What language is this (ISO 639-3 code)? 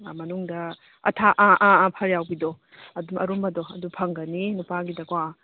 mni